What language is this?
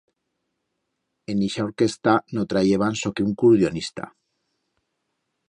Aragonese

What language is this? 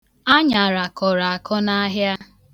Igbo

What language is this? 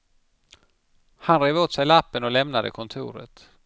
Swedish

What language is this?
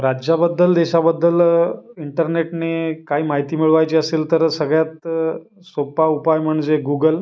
Marathi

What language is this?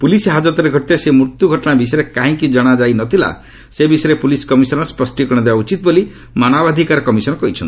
Odia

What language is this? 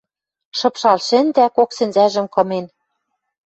Western Mari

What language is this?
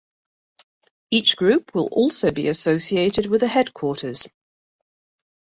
English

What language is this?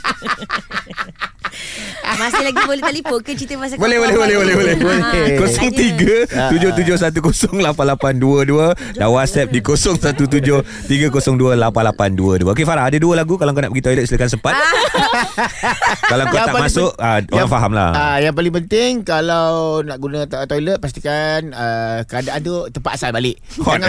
Malay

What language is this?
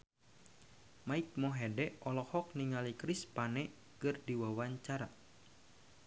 Sundanese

